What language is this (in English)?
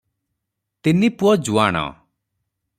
Odia